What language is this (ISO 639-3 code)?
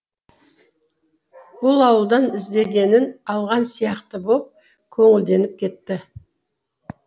kaz